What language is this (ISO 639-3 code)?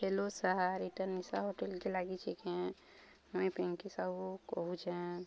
ori